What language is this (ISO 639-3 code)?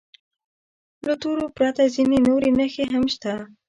pus